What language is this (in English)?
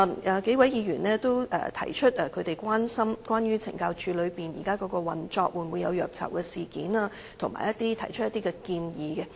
Cantonese